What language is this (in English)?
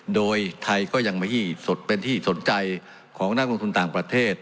Thai